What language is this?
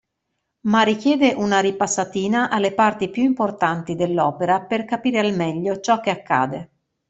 Italian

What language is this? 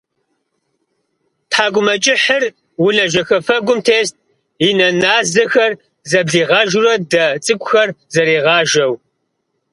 Kabardian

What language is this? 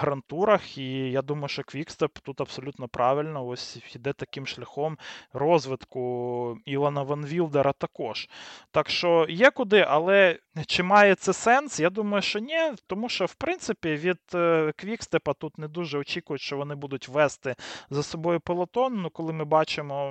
Ukrainian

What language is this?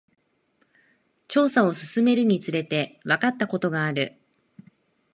Japanese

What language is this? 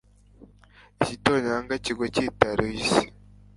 Kinyarwanda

